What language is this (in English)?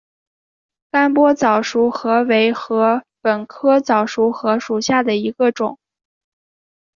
Chinese